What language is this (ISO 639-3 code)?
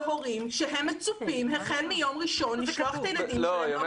heb